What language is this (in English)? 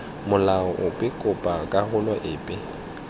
Tswana